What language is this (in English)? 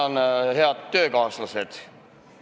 Estonian